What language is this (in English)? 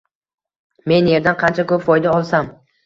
Uzbek